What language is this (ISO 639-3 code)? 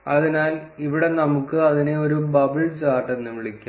mal